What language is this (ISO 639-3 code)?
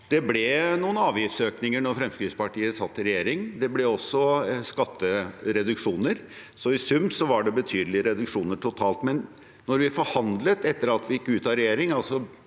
nor